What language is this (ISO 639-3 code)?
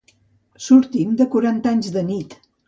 cat